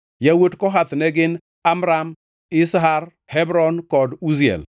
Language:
Luo (Kenya and Tanzania)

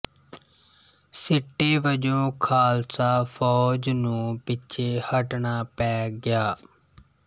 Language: Punjabi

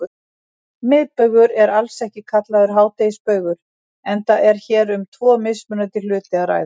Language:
Icelandic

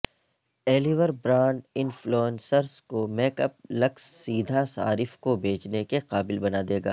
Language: Urdu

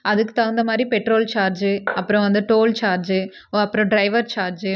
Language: Tamil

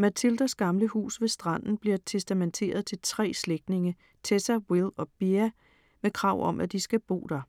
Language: Danish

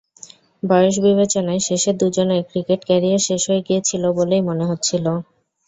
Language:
Bangla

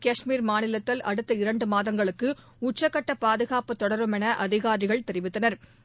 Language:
Tamil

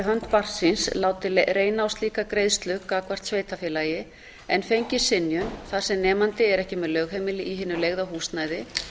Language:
Icelandic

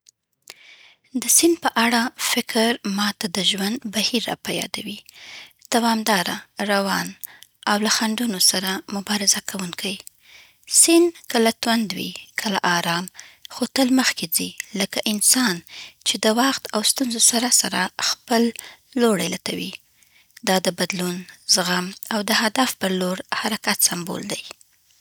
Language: Southern Pashto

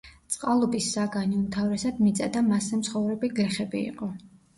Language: Georgian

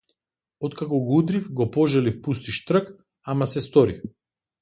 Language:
Macedonian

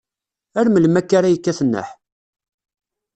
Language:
Kabyle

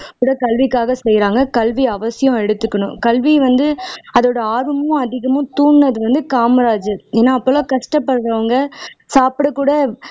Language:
Tamil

